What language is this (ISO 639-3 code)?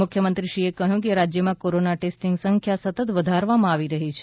guj